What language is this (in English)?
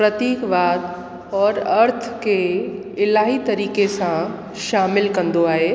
Sindhi